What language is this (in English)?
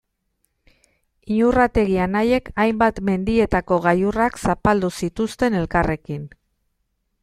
Basque